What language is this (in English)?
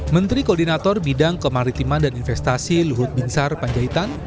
Indonesian